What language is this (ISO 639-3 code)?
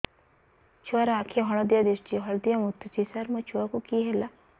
ori